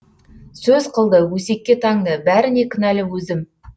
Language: Kazakh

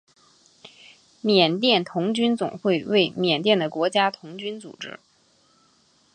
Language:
Chinese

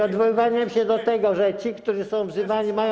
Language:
Polish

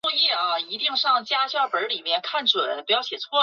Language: Chinese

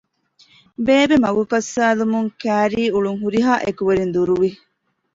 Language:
Divehi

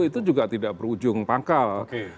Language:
Indonesian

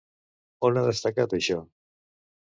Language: Catalan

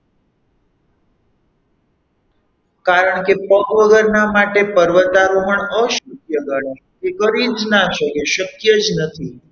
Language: Gujarati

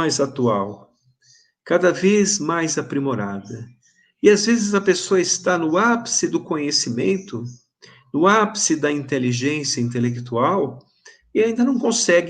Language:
Portuguese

